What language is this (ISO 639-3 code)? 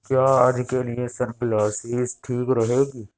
urd